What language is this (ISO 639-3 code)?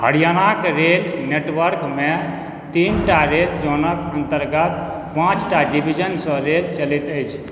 mai